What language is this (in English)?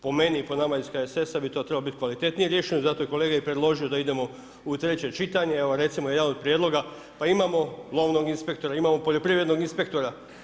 Croatian